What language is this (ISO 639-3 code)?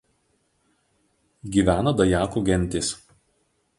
lit